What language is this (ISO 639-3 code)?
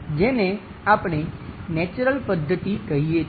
guj